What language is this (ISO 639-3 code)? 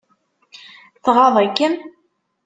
kab